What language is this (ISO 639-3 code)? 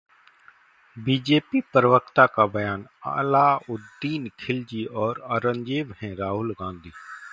hin